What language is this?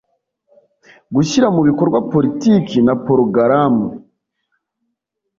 Kinyarwanda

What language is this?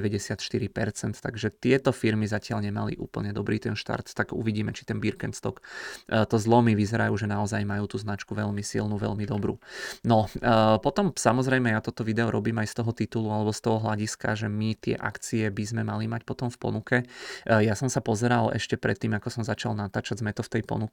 Czech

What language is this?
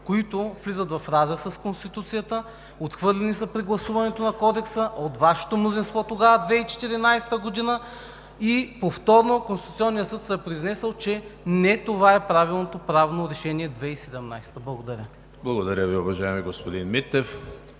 Bulgarian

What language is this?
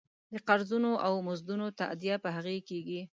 Pashto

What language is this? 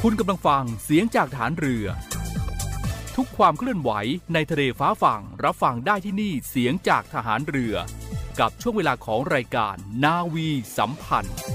Thai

